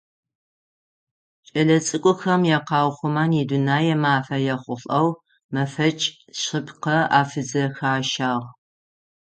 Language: Adyghe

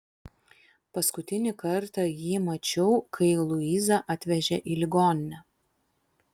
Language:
Lithuanian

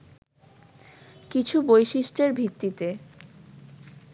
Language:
Bangla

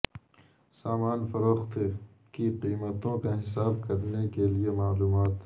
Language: Urdu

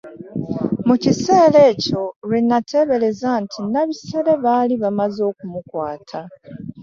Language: Ganda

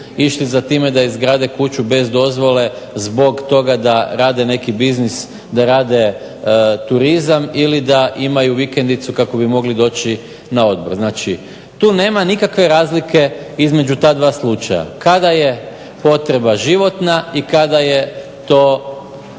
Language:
Croatian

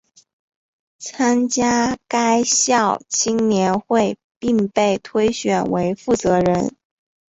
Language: Chinese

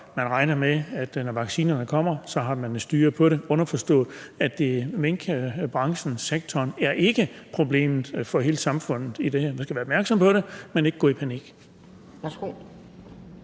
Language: Danish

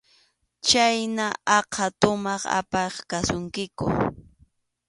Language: Arequipa-La Unión Quechua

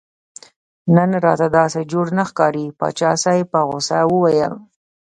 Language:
Pashto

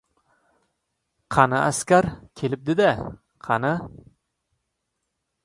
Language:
Uzbek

